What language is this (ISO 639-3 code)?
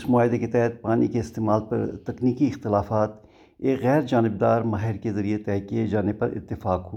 urd